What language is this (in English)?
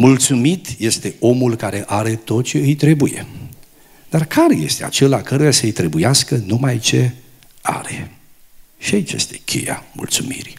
Romanian